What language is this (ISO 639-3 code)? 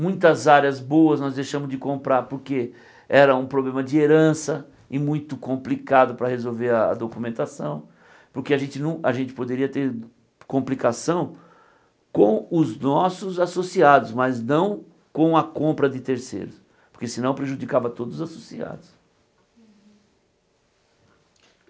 por